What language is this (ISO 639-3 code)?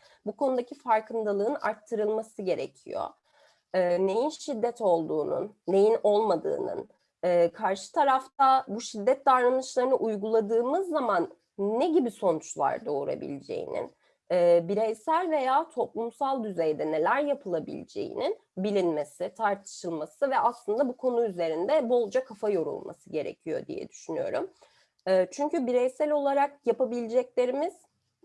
tur